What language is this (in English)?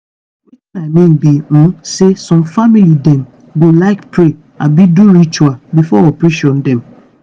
Nigerian Pidgin